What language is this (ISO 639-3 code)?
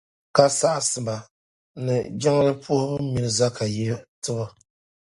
dag